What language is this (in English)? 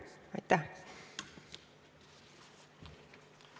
Estonian